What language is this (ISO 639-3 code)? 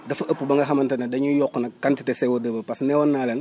wol